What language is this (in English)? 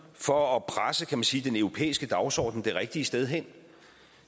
Danish